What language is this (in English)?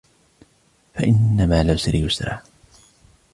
Arabic